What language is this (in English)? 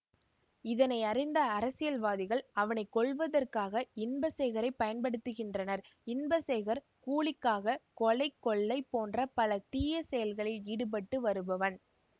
Tamil